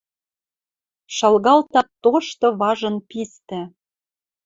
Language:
Western Mari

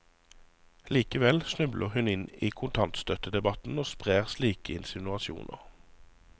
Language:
Norwegian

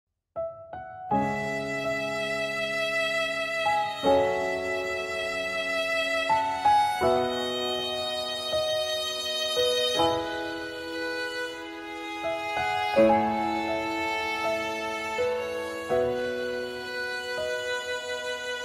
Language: Arabic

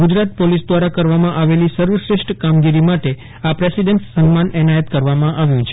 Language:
Gujarati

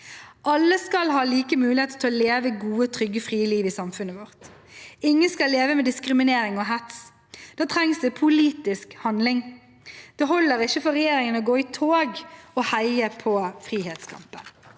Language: Norwegian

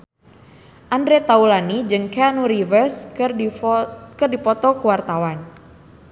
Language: Sundanese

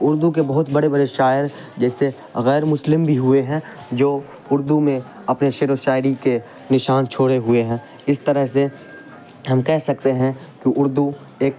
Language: Urdu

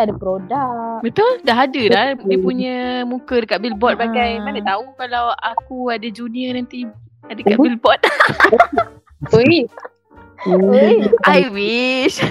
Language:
Malay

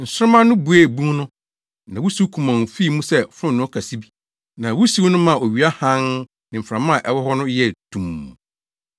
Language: Akan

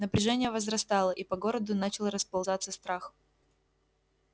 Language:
Russian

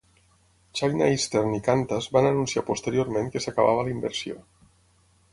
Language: Catalan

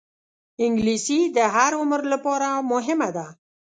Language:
Pashto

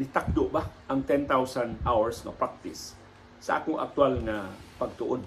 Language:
Filipino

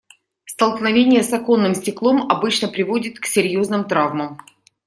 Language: Russian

